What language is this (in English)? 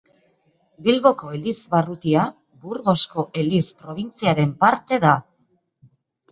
Basque